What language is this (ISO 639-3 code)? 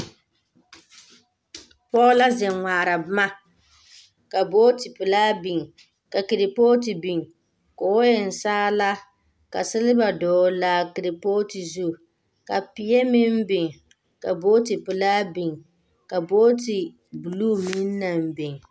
dga